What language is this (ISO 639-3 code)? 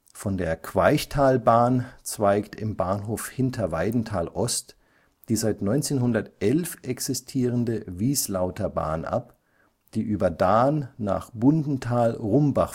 deu